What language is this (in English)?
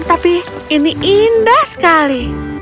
Indonesian